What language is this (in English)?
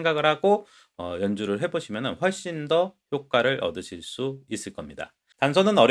Korean